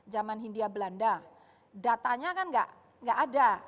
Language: Indonesian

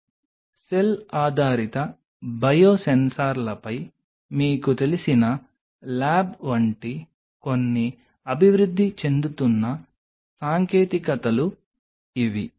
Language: Telugu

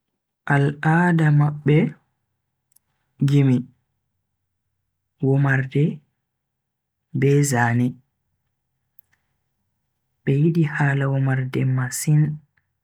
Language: Bagirmi Fulfulde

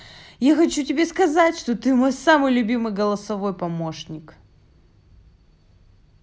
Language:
Russian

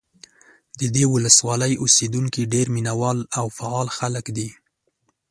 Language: Pashto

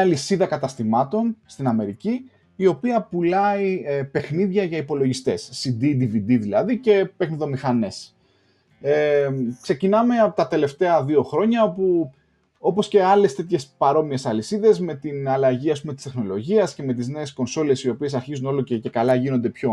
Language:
Greek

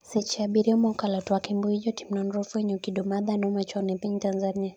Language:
Luo (Kenya and Tanzania)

